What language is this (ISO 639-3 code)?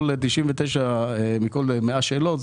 heb